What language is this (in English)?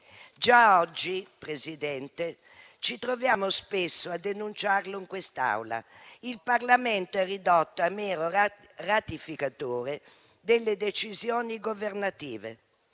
Italian